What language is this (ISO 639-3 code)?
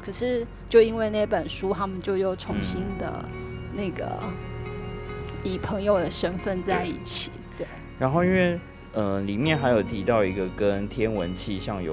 zho